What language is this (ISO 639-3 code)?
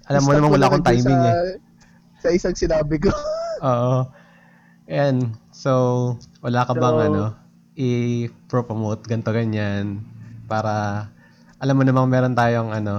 fil